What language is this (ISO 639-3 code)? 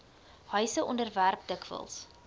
afr